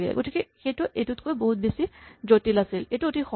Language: Assamese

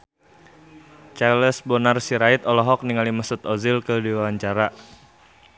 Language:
Sundanese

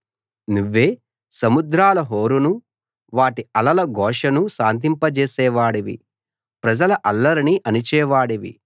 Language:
Telugu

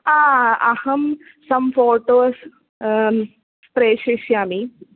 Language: Sanskrit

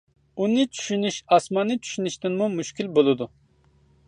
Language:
Uyghur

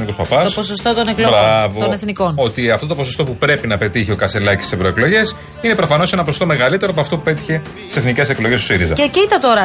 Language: Greek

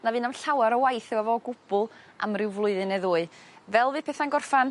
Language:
Welsh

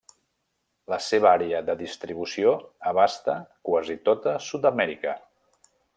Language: Catalan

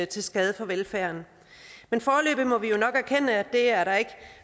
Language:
Danish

